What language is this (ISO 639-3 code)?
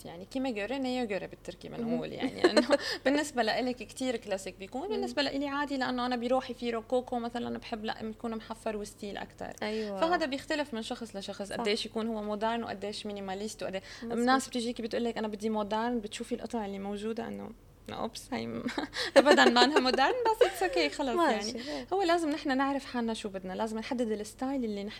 ara